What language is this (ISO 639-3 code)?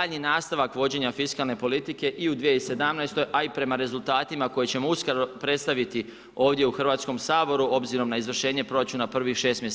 hrv